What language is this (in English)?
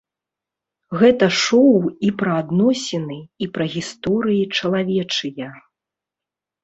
Belarusian